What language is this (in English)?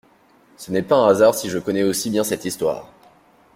French